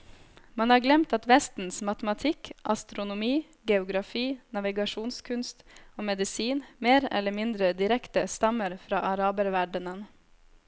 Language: Norwegian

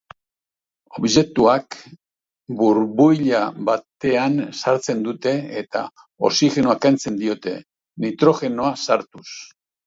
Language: Basque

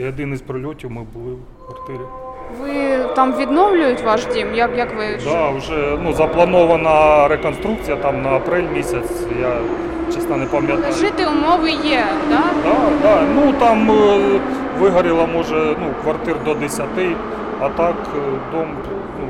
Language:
Ukrainian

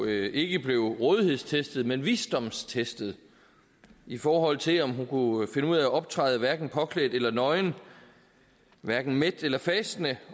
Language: Danish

